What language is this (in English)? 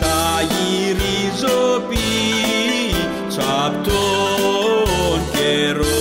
Greek